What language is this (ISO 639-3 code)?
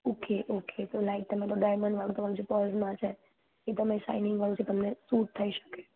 guj